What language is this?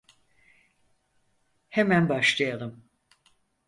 Turkish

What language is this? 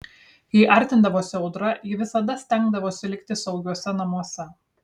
Lithuanian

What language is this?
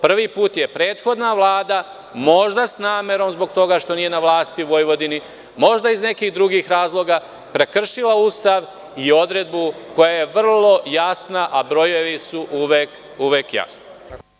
Serbian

